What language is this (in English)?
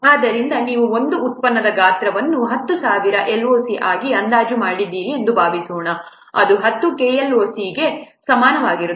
Kannada